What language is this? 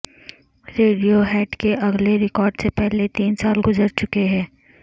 Urdu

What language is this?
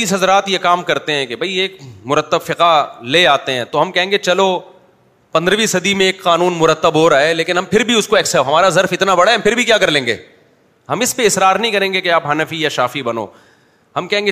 Urdu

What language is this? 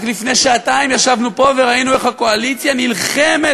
Hebrew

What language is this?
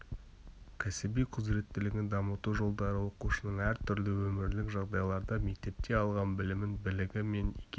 Kazakh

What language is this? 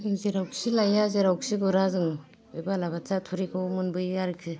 Bodo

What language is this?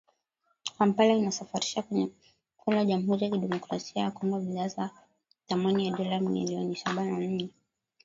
Swahili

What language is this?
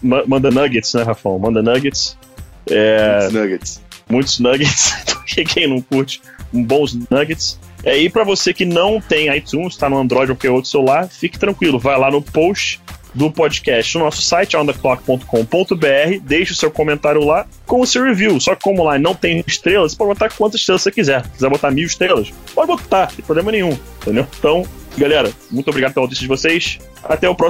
Portuguese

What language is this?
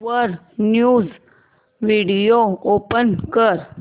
Marathi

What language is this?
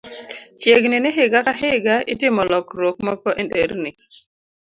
Luo (Kenya and Tanzania)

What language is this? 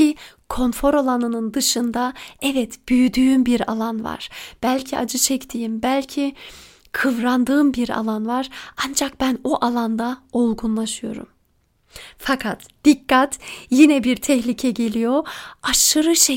Turkish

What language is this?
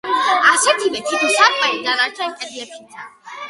Georgian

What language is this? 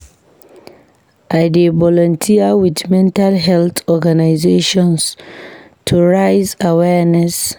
Nigerian Pidgin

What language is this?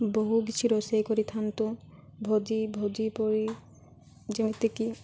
Odia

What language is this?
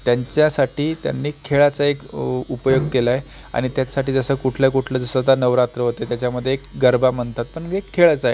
Marathi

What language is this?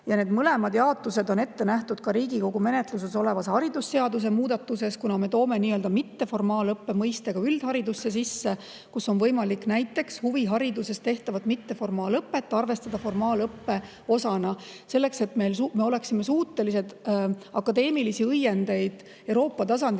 Estonian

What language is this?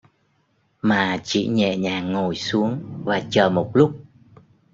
Vietnamese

